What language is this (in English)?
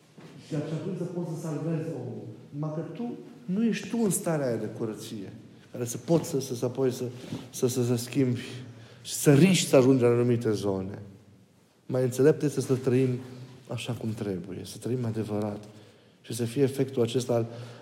Romanian